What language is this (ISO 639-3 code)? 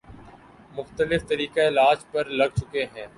urd